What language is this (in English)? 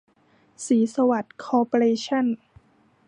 Thai